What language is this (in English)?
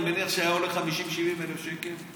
Hebrew